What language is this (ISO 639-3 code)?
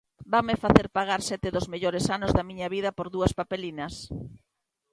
glg